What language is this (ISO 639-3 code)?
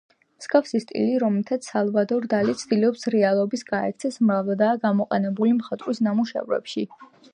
kat